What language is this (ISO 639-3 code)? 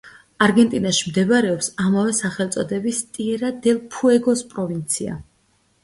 kat